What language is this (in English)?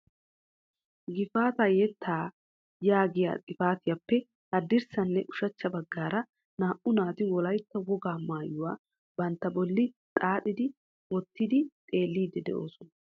Wolaytta